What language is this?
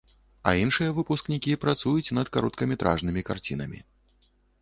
Belarusian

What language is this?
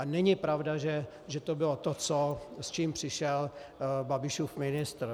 Czech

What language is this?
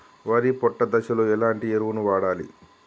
Telugu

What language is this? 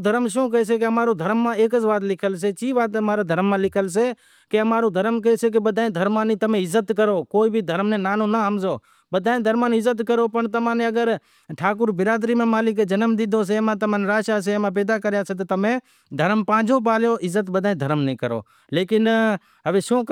Wadiyara Koli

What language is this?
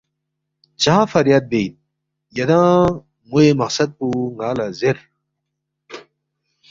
Balti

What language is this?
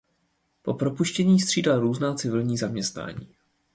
Czech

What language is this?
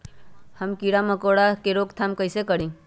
Magahi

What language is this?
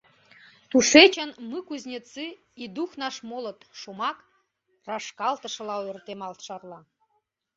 Mari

